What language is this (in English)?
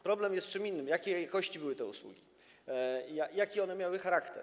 Polish